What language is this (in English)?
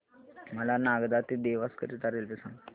Marathi